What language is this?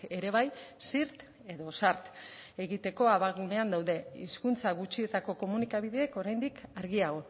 Basque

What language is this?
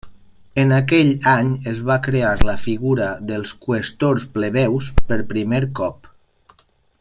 Catalan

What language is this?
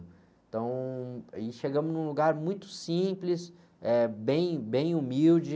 Portuguese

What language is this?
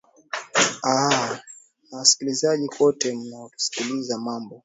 Swahili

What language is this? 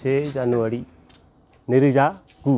Bodo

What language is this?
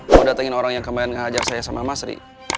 Indonesian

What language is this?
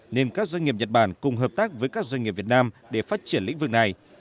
Vietnamese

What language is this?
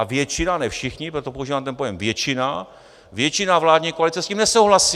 Czech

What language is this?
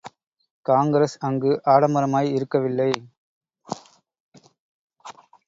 Tamil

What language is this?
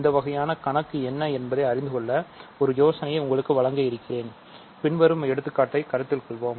Tamil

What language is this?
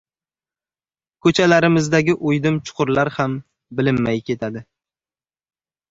Uzbek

